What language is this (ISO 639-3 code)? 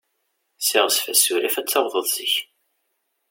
kab